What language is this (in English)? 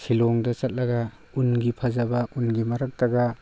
Manipuri